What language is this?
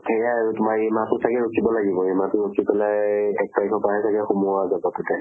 Assamese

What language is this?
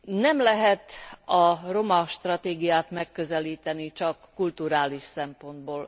Hungarian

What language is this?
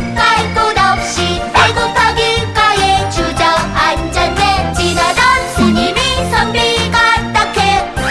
Korean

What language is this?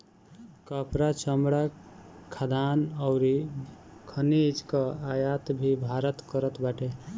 Bhojpuri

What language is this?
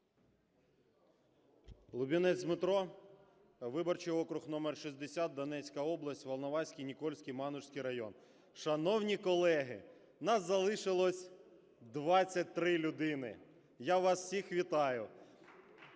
Ukrainian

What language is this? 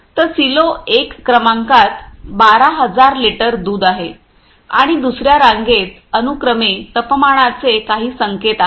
Marathi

